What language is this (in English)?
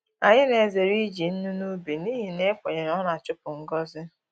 Igbo